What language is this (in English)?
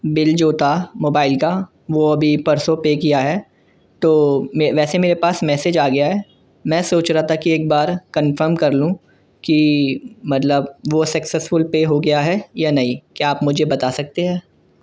Urdu